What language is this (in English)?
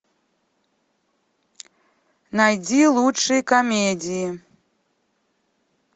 Russian